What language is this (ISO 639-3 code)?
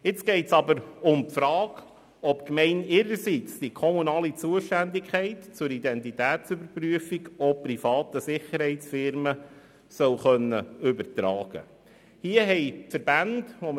gsw